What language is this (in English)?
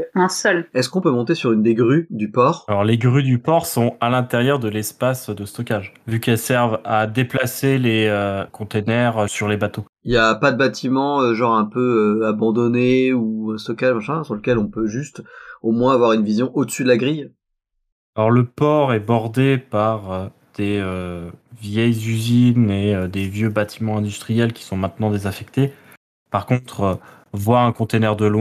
French